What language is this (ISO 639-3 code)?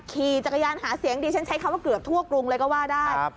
tha